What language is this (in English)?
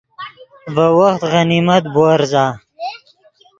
Yidgha